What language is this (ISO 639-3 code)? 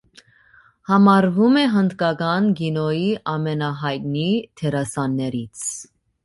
hye